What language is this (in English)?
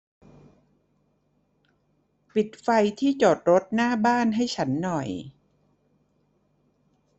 Thai